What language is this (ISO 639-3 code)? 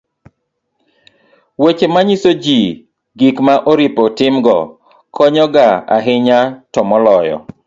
luo